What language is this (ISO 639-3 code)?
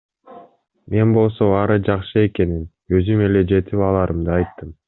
kir